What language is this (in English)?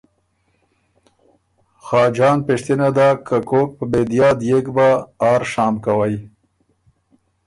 Ormuri